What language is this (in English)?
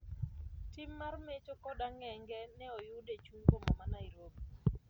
Luo (Kenya and Tanzania)